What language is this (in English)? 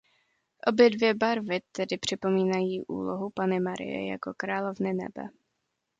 Czech